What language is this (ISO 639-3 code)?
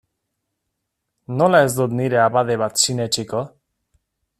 eus